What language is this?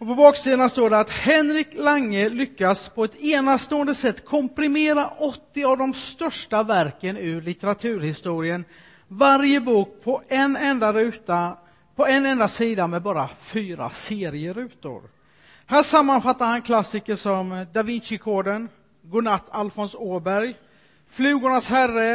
Swedish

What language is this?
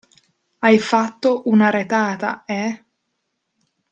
Italian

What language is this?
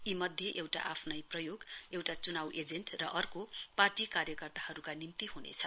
Nepali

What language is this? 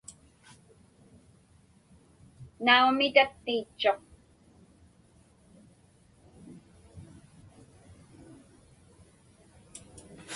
Inupiaq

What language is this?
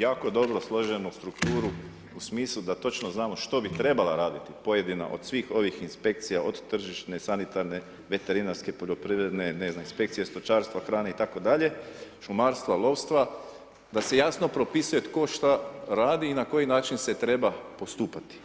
Croatian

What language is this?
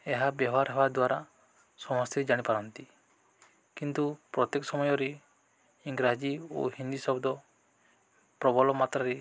Odia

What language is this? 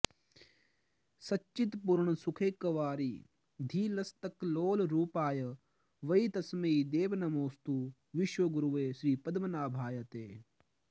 Sanskrit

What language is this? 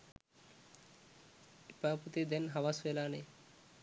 Sinhala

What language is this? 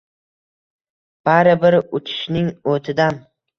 Uzbek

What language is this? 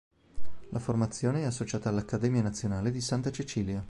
Italian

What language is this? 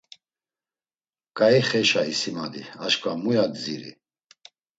Laz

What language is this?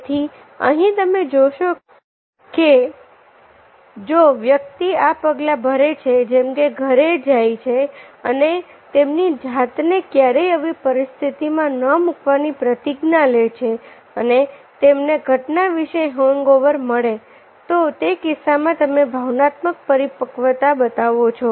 Gujarati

